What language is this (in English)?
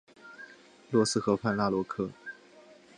Chinese